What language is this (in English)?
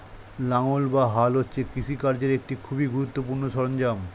Bangla